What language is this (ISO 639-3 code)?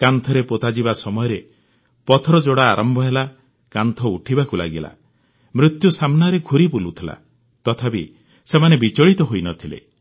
ori